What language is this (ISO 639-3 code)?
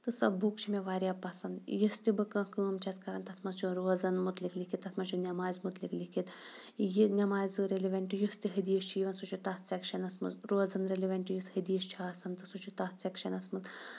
kas